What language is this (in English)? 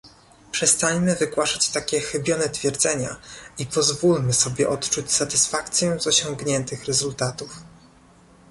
Polish